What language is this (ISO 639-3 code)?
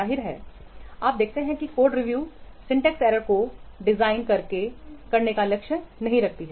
hin